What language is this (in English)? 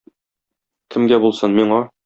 Tatar